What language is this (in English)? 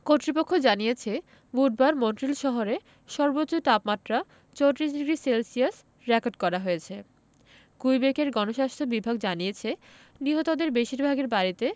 Bangla